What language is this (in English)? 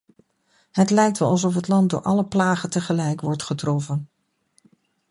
Dutch